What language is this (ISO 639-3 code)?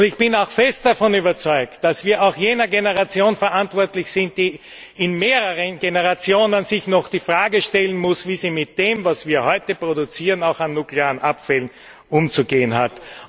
deu